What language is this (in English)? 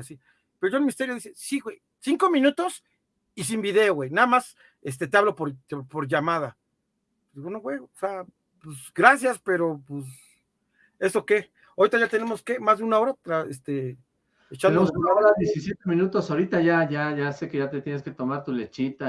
Spanish